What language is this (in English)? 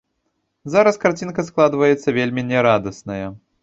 Belarusian